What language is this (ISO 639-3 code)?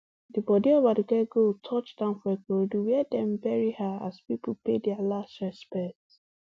pcm